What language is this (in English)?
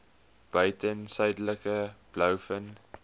Afrikaans